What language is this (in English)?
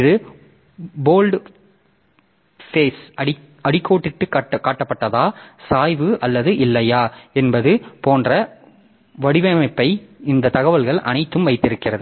Tamil